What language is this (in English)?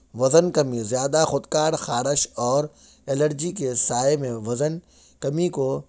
Urdu